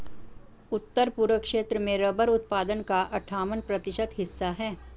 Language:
Hindi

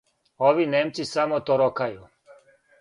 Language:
Serbian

